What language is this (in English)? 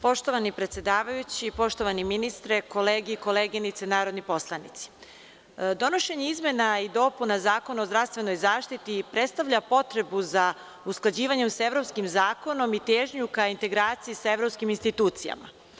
Serbian